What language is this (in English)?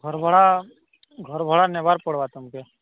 Odia